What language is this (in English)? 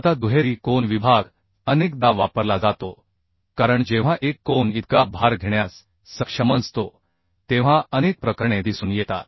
Marathi